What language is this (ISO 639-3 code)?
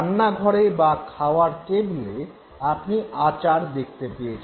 ben